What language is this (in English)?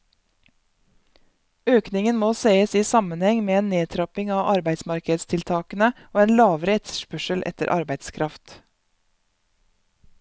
Norwegian